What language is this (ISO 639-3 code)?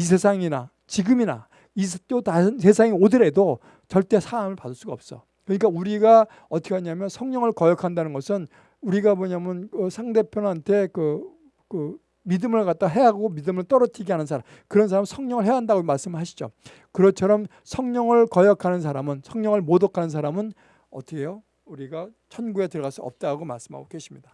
kor